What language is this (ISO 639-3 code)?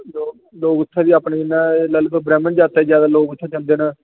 doi